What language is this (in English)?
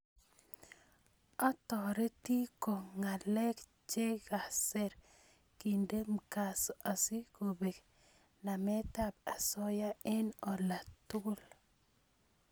Kalenjin